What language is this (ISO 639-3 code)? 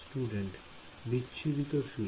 ben